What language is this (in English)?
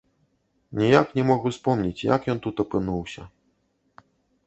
Belarusian